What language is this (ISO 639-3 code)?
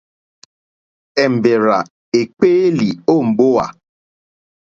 bri